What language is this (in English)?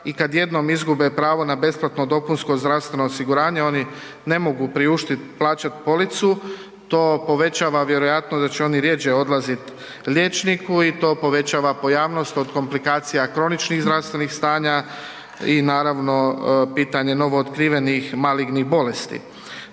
Croatian